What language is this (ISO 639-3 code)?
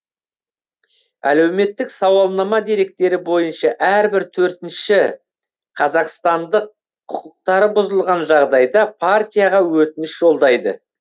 kaz